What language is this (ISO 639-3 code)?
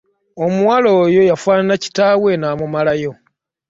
lug